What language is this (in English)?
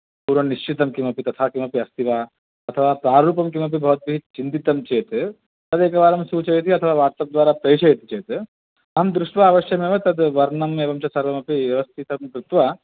Sanskrit